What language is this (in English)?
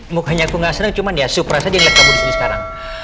Indonesian